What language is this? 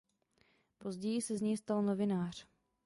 Czech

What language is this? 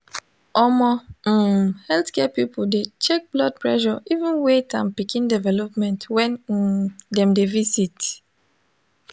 Nigerian Pidgin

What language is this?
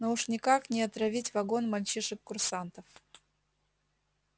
Russian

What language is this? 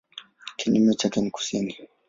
Swahili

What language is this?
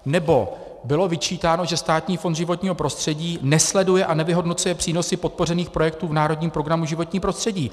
Czech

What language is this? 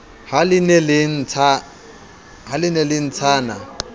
Southern Sotho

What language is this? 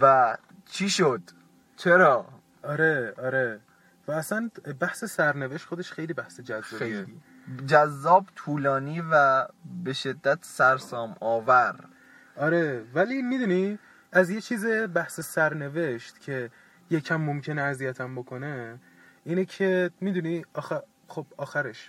Persian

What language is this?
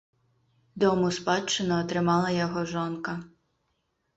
Belarusian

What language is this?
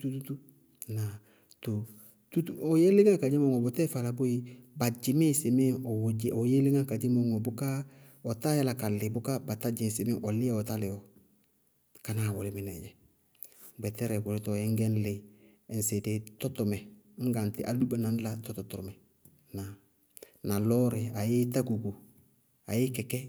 Bago-Kusuntu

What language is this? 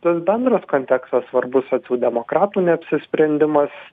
Lithuanian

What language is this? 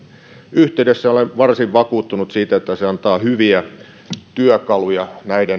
Finnish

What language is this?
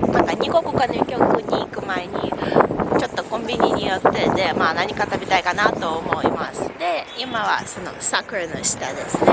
Japanese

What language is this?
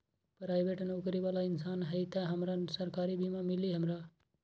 Magahi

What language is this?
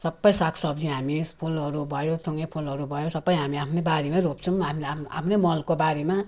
Nepali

